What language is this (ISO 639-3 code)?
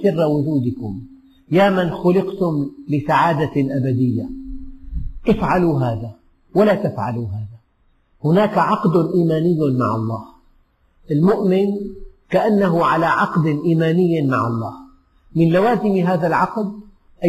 ara